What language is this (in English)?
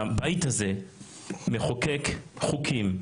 Hebrew